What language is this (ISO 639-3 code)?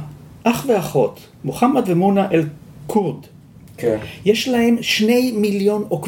heb